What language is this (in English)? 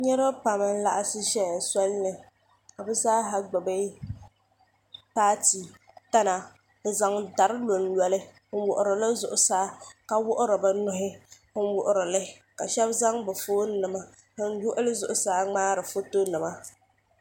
Dagbani